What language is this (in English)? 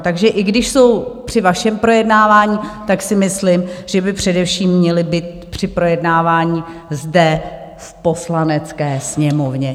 Czech